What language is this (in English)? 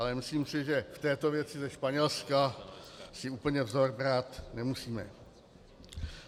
Czech